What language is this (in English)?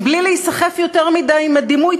Hebrew